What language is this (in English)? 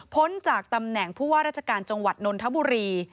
Thai